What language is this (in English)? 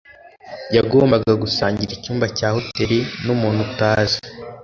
Kinyarwanda